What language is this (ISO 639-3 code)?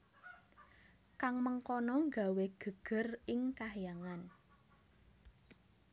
jav